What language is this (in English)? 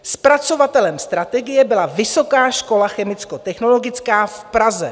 Czech